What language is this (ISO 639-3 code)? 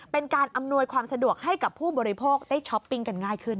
tha